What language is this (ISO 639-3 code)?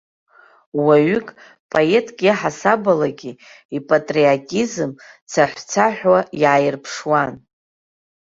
abk